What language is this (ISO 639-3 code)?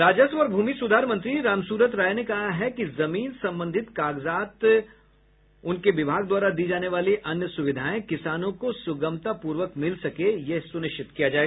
hin